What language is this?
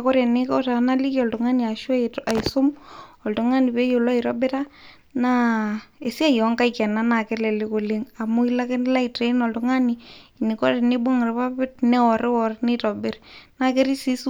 Masai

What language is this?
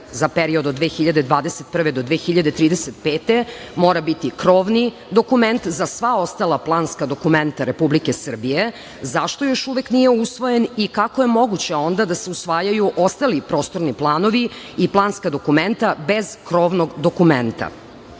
Serbian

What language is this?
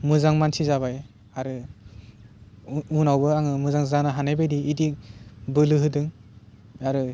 Bodo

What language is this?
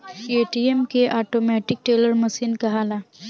Bhojpuri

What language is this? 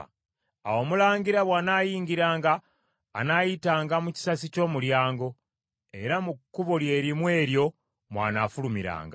Ganda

